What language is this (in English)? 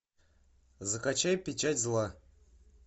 Russian